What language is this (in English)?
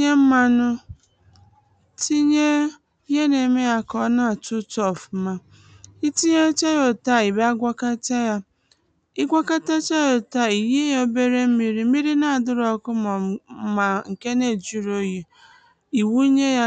Igbo